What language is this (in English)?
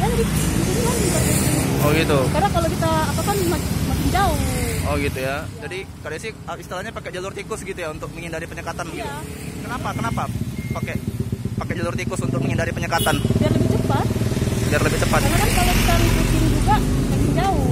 Indonesian